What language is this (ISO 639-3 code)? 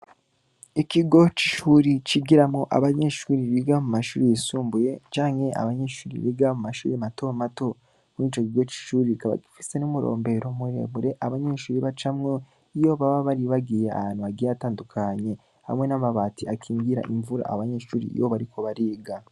run